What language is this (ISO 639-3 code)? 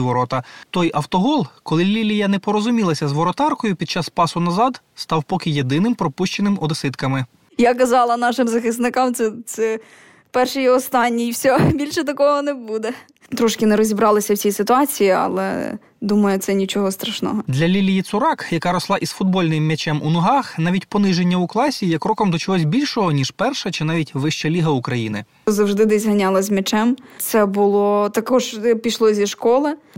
ukr